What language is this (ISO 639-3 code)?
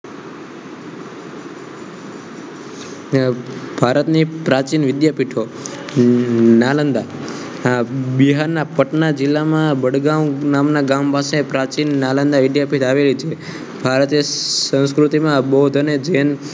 guj